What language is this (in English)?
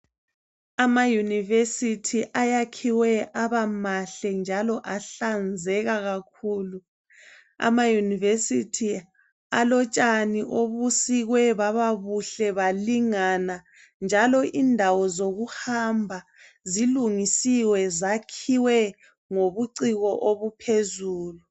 North Ndebele